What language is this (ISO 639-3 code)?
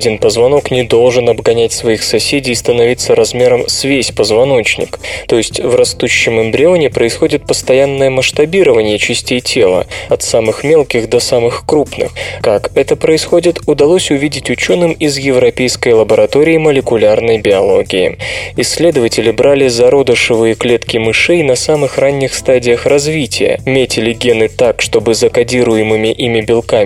rus